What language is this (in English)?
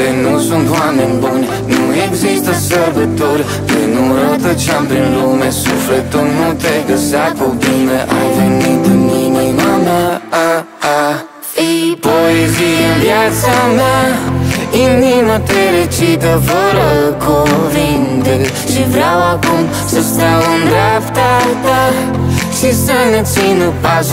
Romanian